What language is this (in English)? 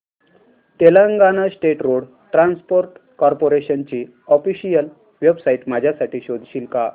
Marathi